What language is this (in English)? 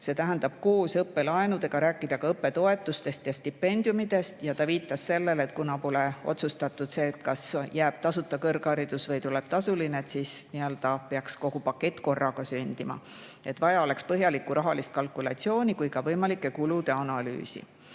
Estonian